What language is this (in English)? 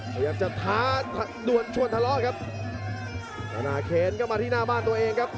Thai